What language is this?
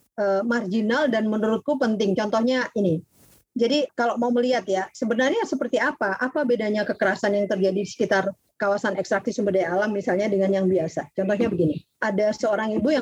Indonesian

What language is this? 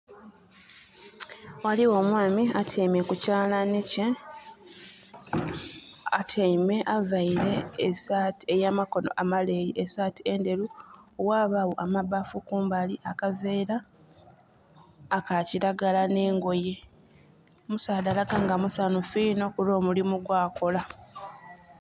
Soga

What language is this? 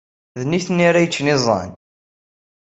Kabyle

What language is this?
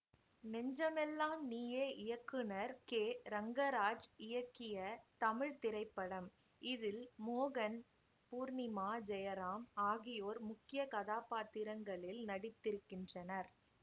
Tamil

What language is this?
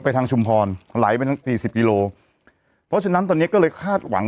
Thai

